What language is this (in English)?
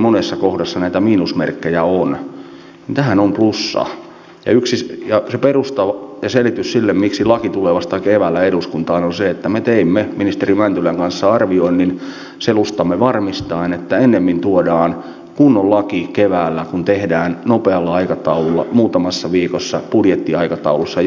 Finnish